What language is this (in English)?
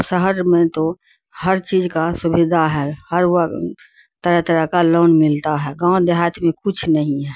Urdu